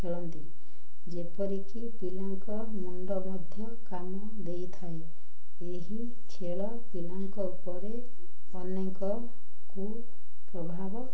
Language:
Odia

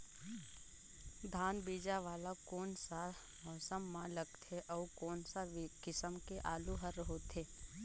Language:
Chhattisgarhi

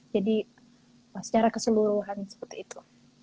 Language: Indonesian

